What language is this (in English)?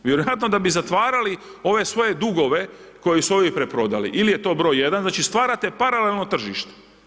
Croatian